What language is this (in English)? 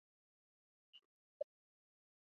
Chinese